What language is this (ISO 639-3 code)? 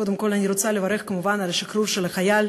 heb